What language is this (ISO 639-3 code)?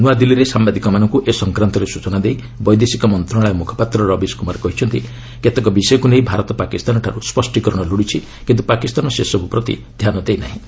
ori